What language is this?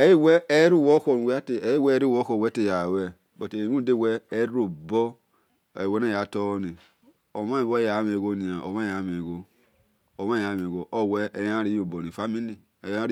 Esan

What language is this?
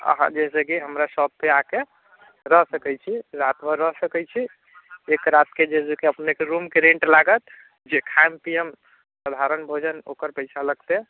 Maithili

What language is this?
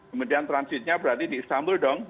Indonesian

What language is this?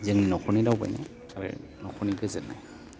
Bodo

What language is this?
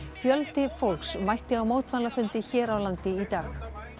Icelandic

